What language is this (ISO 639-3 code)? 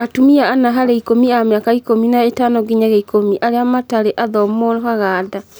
kik